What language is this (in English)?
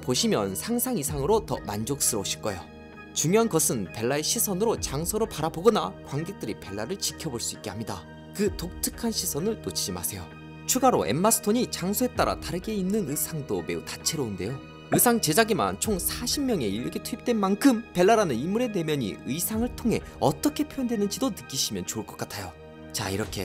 Korean